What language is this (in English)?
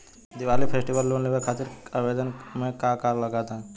Bhojpuri